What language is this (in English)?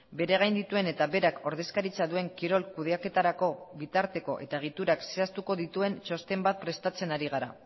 Basque